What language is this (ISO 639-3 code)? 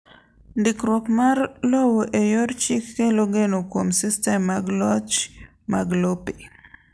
luo